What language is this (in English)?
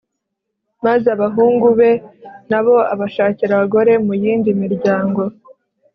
Kinyarwanda